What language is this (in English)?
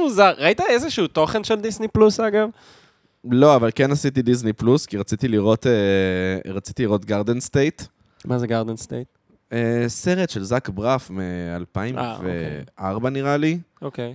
Hebrew